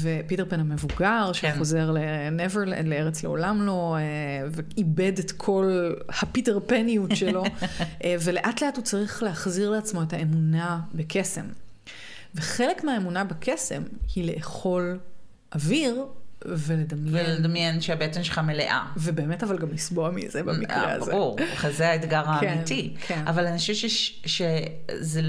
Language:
Hebrew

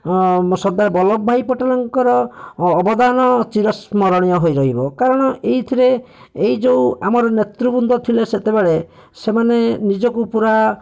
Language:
Odia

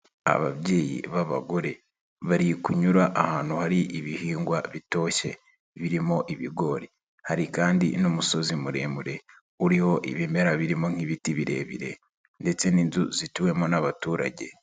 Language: Kinyarwanda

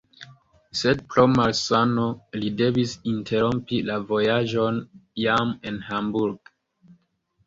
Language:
Esperanto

